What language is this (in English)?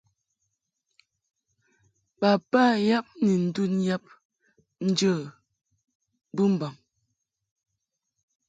Mungaka